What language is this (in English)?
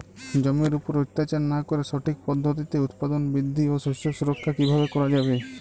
Bangla